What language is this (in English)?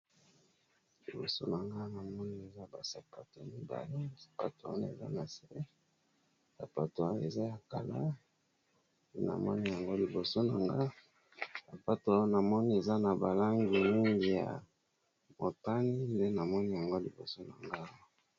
Lingala